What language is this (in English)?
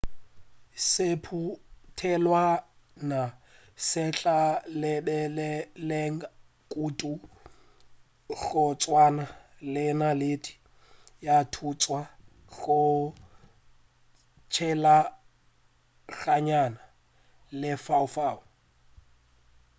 Northern Sotho